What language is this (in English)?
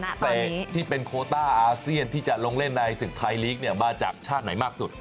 Thai